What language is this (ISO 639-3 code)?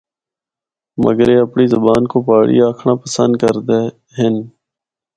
hno